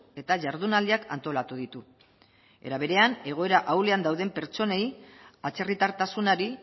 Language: Basque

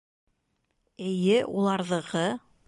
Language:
Bashkir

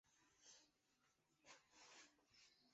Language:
Chinese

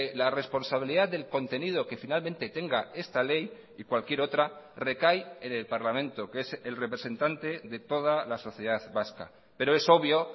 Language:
Spanish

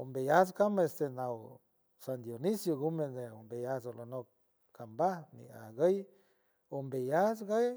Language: San Francisco Del Mar Huave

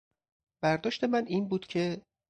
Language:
Persian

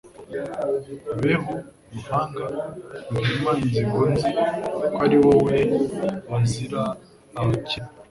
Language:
Kinyarwanda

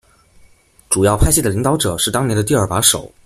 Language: Chinese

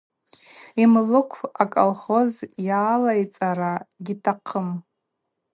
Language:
Abaza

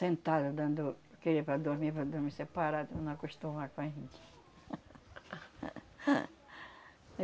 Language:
Portuguese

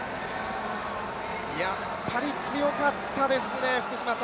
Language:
Japanese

